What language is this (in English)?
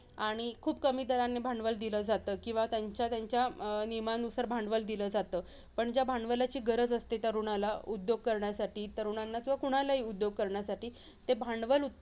Marathi